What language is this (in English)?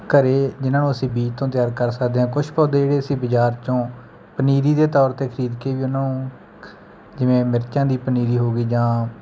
Punjabi